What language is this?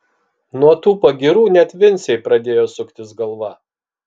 Lithuanian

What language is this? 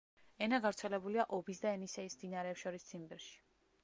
Georgian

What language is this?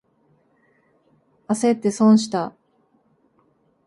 Japanese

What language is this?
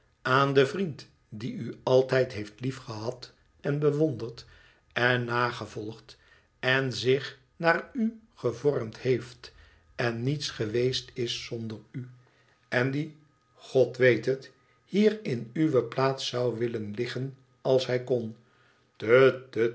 Dutch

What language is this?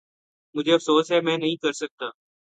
Urdu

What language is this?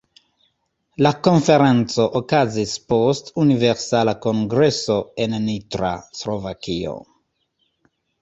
Esperanto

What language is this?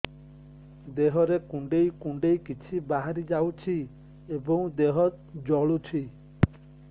Odia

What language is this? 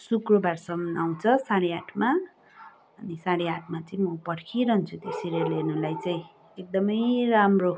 Nepali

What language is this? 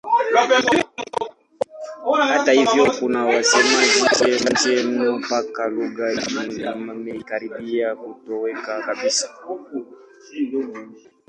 Swahili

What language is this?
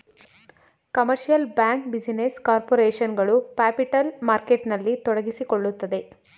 Kannada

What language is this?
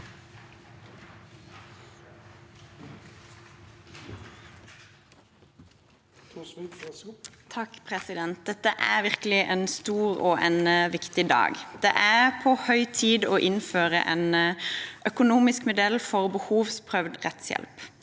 Norwegian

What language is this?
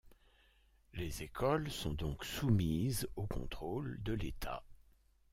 French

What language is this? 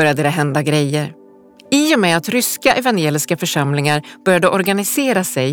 Swedish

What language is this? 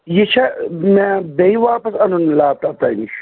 Kashmiri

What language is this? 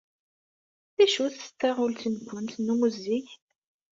Kabyle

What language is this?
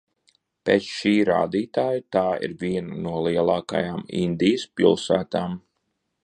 Latvian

